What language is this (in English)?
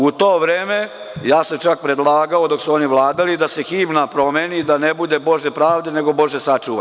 Serbian